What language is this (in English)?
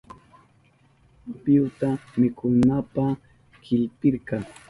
Southern Pastaza Quechua